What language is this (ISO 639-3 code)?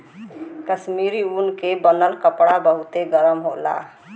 bho